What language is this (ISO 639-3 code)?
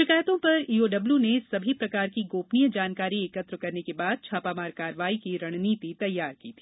hin